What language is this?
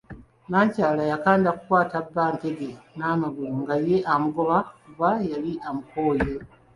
Ganda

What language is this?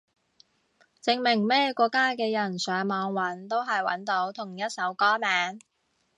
Cantonese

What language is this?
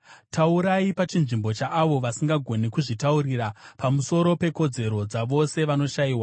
Shona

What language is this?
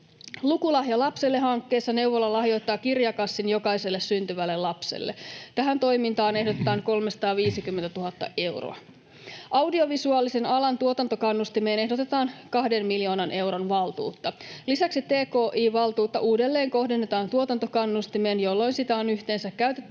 Finnish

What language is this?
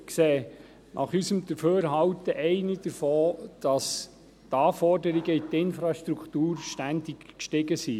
Swiss German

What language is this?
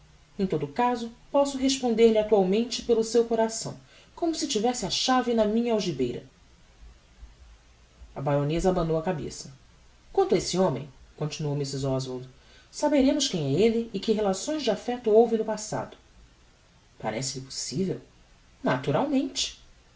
Portuguese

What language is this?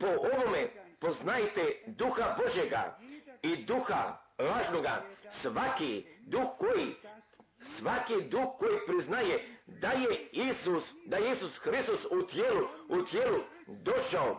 Croatian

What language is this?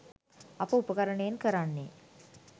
Sinhala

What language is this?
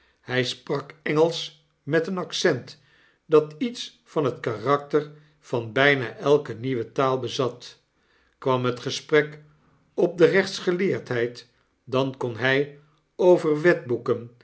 Dutch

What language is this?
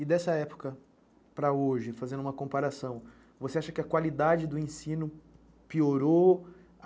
Portuguese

